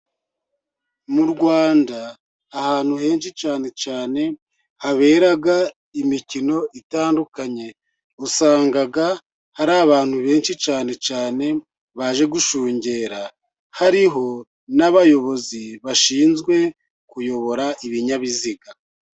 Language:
Kinyarwanda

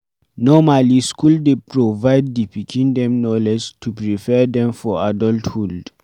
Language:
Nigerian Pidgin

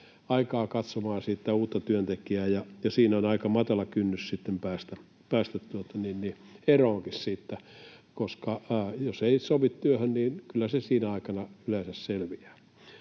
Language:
Finnish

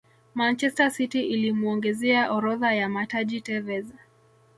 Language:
Swahili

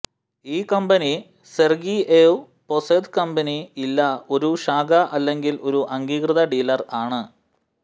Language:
Malayalam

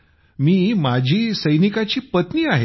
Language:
Marathi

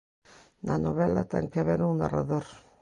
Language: Galician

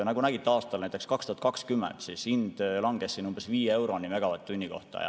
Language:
Estonian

